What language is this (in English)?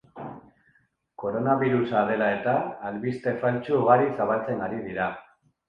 Basque